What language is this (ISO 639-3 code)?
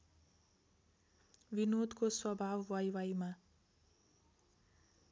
nep